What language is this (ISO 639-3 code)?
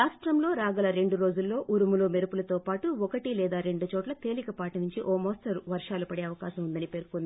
tel